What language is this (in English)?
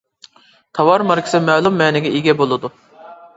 Uyghur